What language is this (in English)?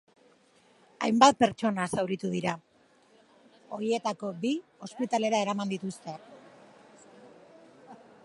Basque